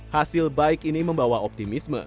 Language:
Indonesian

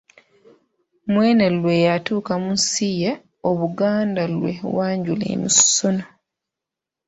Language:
Ganda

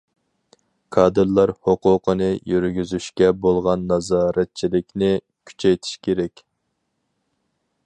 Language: Uyghur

